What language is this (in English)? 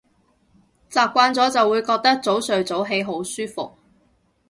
Cantonese